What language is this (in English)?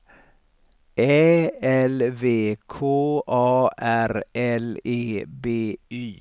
Swedish